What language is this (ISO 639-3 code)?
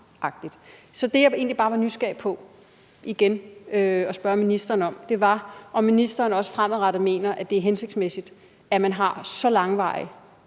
dan